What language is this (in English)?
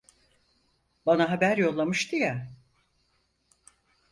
Turkish